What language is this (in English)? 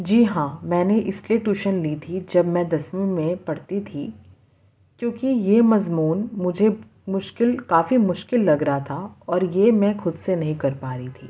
Urdu